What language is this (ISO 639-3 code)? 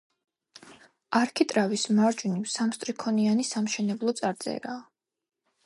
kat